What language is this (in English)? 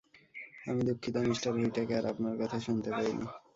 Bangla